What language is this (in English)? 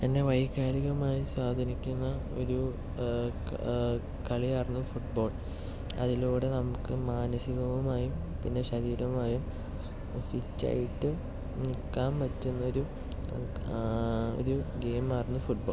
Malayalam